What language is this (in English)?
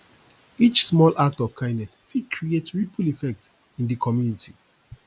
Nigerian Pidgin